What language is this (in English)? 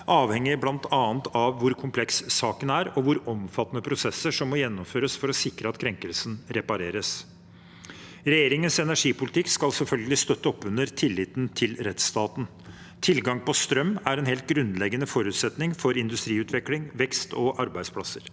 Norwegian